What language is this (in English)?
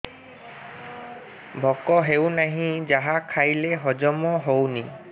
Odia